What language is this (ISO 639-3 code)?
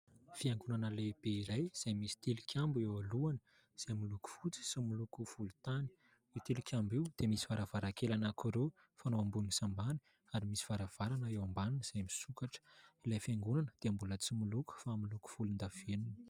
mlg